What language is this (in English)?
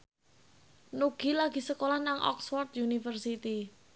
Javanese